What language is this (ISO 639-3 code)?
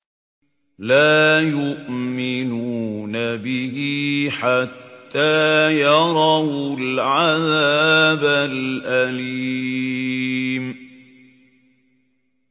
ara